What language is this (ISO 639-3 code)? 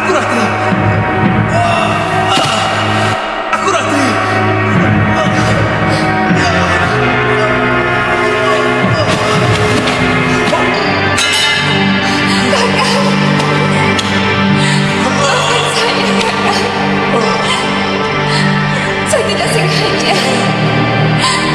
ind